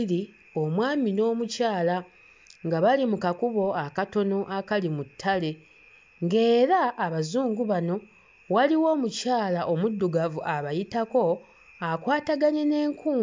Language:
Ganda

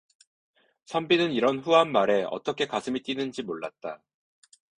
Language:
Korean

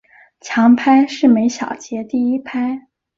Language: Chinese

